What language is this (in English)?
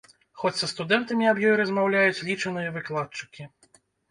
Belarusian